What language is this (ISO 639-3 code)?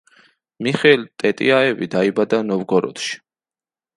kat